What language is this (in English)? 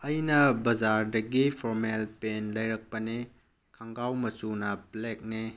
Manipuri